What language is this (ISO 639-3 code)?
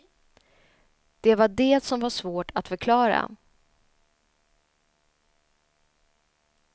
swe